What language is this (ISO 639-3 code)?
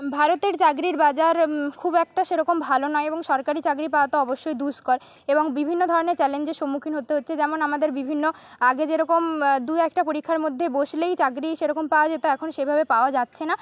ben